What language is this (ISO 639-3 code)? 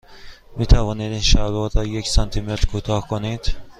fas